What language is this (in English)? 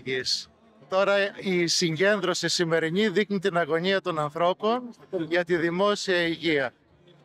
Greek